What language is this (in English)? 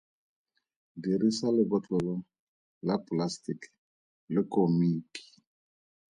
Tswana